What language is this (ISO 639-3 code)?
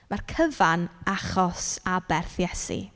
cym